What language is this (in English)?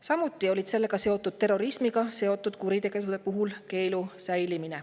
Estonian